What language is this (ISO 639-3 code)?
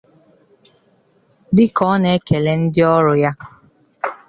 ibo